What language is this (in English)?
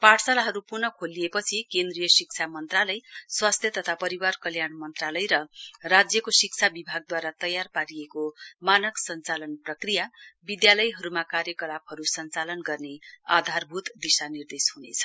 Nepali